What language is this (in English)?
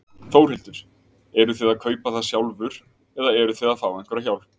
Icelandic